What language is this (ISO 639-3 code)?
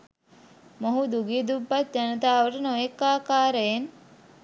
sin